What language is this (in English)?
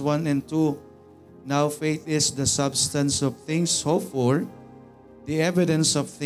Filipino